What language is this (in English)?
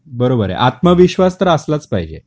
Marathi